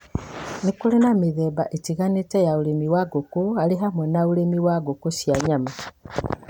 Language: Kikuyu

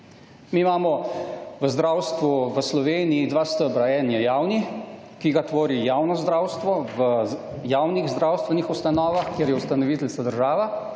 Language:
Slovenian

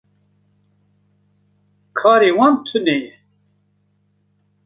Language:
Kurdish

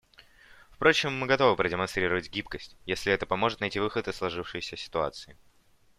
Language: Russian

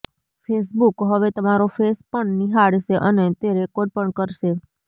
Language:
Gujarati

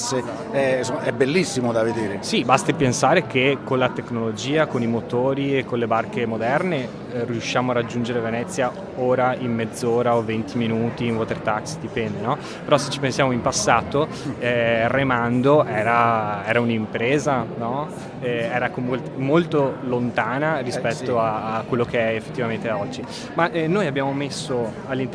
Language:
Italian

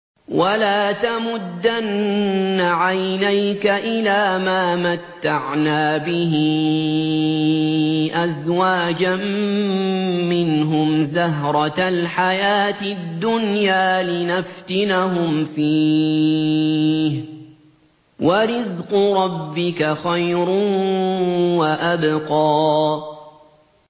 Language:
Arabic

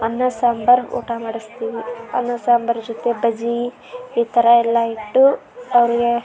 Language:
Kannada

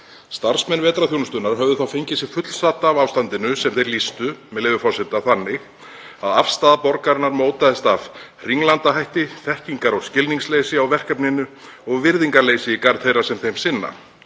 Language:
Icelandic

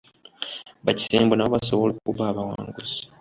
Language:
Ganda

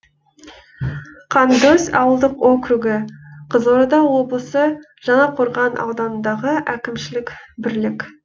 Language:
Kazakh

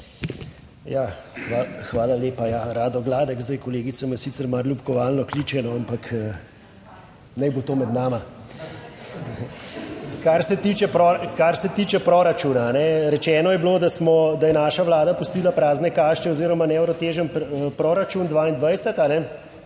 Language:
Slovenian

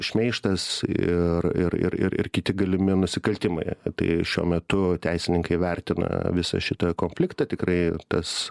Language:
Lithuanian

